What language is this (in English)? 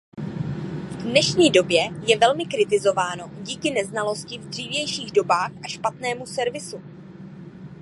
Czech